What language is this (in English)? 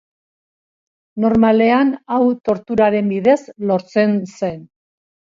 Basque